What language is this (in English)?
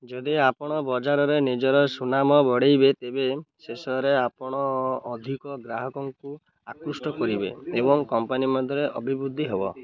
Odia